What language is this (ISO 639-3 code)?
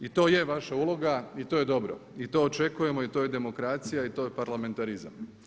hrv